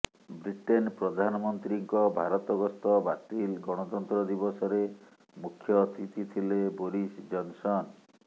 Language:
Odia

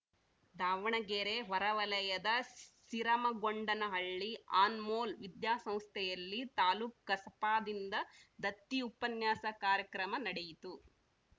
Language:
Kannada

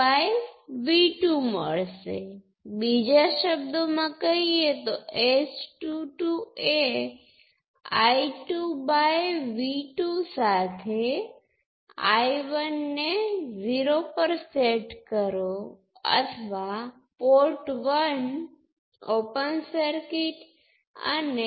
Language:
Gujarati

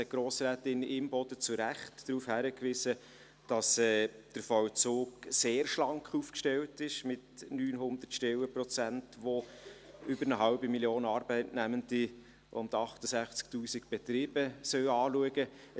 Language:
Swiss German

